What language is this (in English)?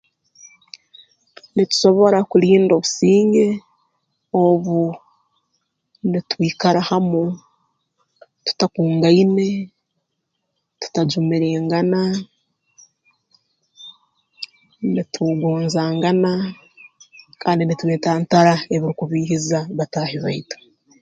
Tooro